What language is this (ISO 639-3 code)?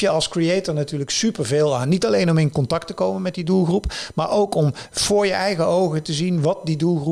nld